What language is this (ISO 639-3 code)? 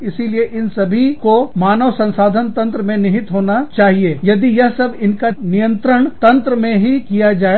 hin